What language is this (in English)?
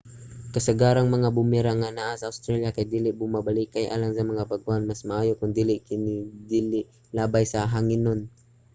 Cebuano